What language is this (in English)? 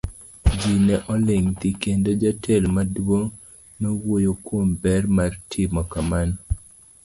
Luo (Kenya and Tanzania)